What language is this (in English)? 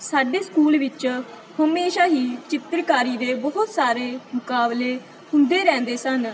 Punjabi